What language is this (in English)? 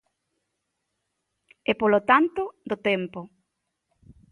Galician